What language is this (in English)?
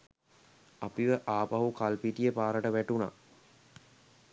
Sinhala